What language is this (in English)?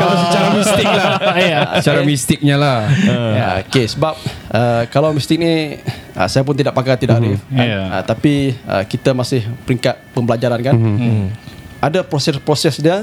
Malay